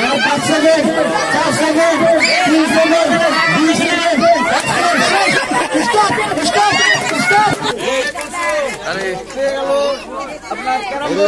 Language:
Arabic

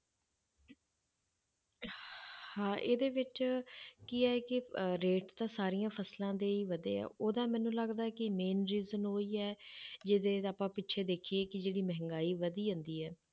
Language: Punjabi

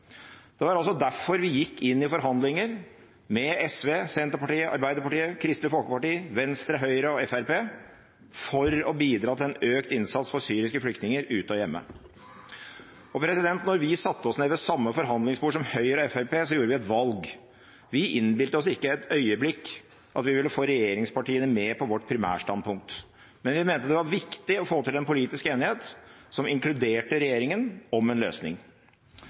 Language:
Norwegian Bokmål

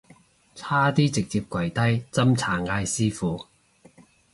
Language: Cantonese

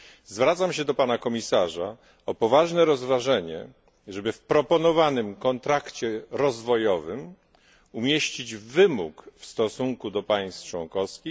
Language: Polish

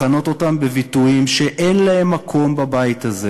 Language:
Hebrew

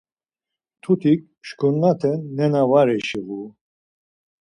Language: Laz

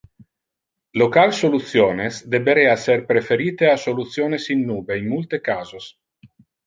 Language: Interlingua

